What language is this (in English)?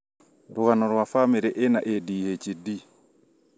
Kikuyu